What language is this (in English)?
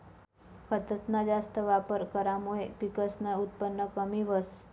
Marathi